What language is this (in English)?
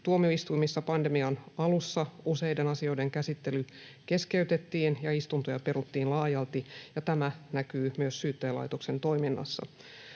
Finnish